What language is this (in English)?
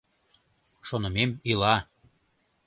Mari